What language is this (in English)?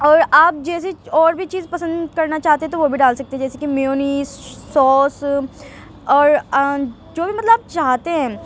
Urdu